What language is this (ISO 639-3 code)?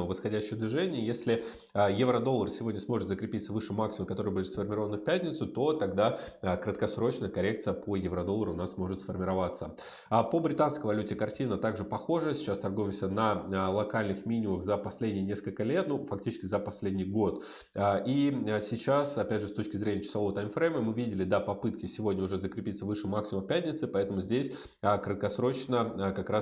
rus